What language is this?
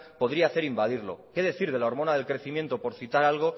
Spanish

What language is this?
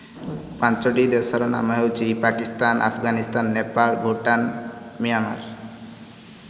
Odia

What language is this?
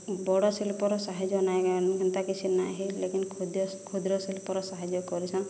Odia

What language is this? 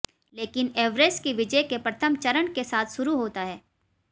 Hindi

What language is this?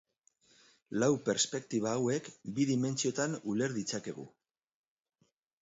Basque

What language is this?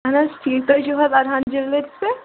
Kashmiri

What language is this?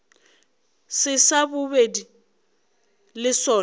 Northern Sotho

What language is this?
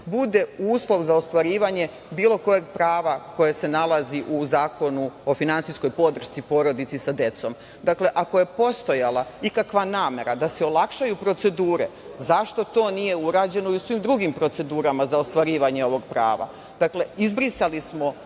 Serbian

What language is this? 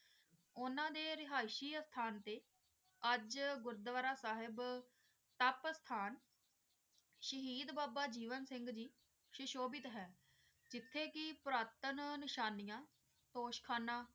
Punjabi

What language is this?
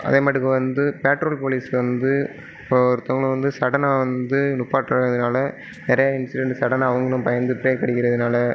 Tamil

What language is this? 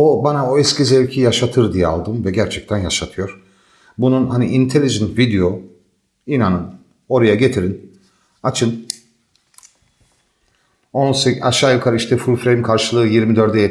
Turkish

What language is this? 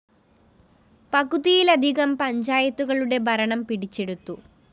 Malayalam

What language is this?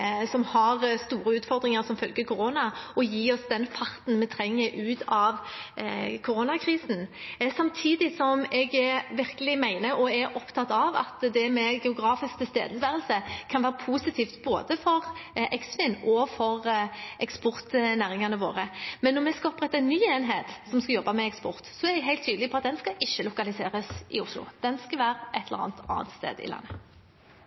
Norwegian Bokmål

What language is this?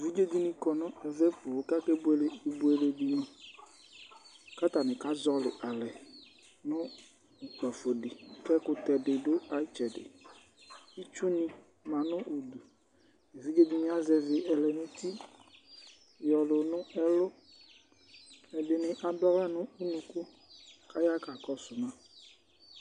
Ikposo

